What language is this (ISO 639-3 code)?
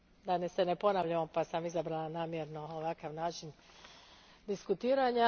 hrv